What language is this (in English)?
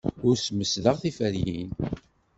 Kabyle